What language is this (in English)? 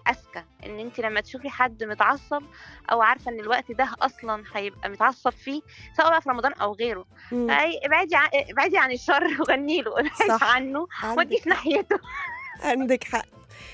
Arabic